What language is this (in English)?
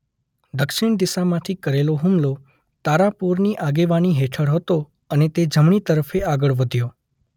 Gujarati